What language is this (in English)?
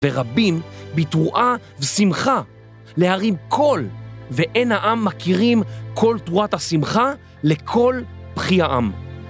Hebrew